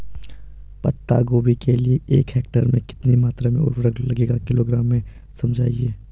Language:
Hindi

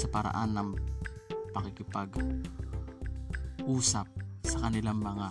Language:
Filipino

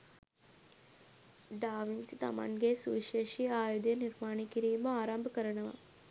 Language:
Sinhala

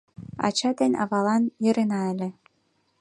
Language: Mari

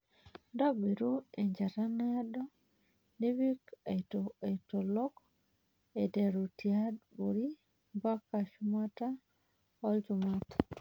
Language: Masai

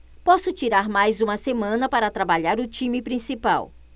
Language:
Portuguese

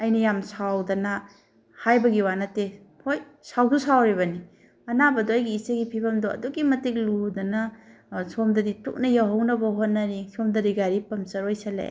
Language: Manipuri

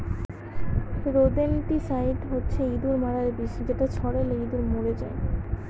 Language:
Bangla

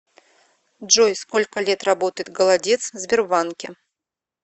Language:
Russian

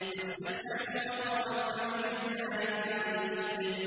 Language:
Arabic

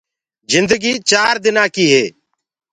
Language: Gurgula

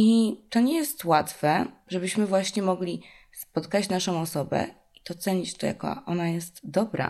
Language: Polish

